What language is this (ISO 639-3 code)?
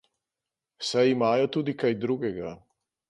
slv